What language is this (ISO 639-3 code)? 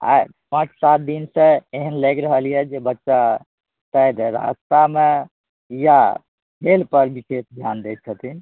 mai